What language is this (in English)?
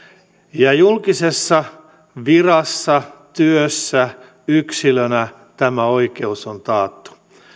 Finnish